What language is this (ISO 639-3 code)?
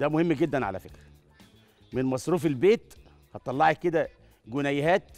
ara